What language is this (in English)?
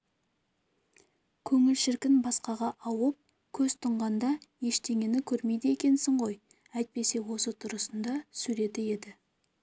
Kazakh